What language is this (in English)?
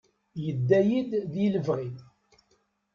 Kabyle